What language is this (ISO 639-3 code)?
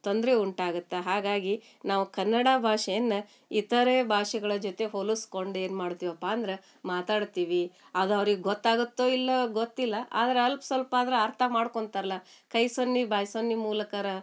kan